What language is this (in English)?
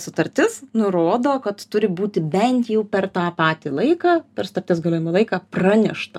Lithuanian